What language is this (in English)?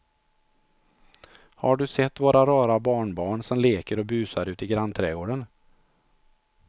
Swedish